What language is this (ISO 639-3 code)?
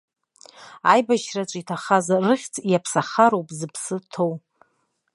abk